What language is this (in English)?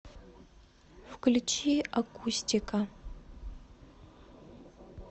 Russian